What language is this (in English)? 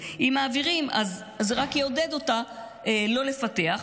Hebrew